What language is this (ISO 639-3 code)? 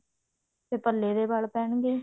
pan